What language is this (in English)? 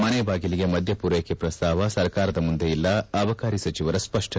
Kannada